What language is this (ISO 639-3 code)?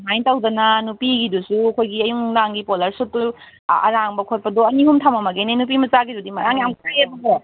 mni